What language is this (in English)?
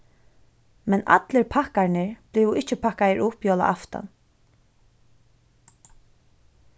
Faroese